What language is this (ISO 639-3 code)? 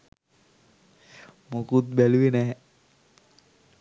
sin